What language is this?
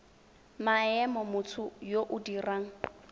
Tswana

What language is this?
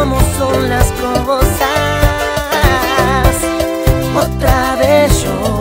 Spanish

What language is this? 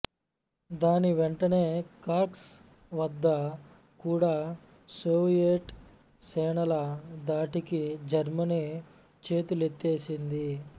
Telugu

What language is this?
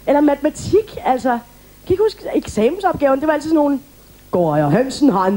Danish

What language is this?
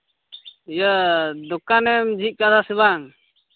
Santali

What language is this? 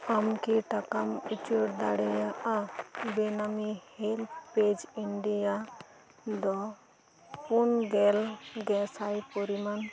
Santali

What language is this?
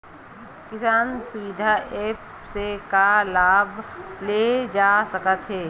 Chhattisgarhi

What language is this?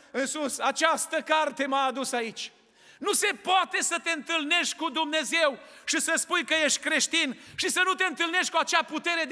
Romanian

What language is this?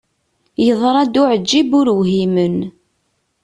Kabyle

